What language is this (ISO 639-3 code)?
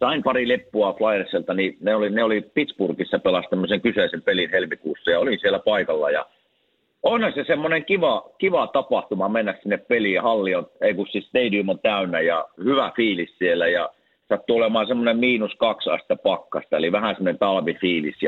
fin